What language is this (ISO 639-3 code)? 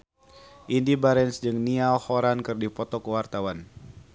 sun